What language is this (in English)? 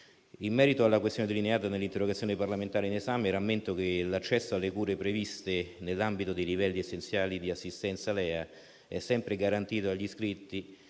Italian